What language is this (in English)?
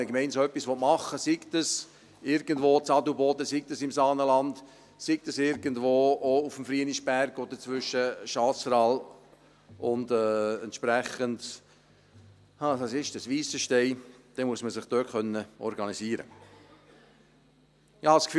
Swiss German